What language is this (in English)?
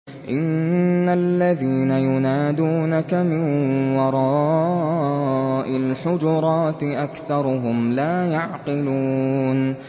Arabic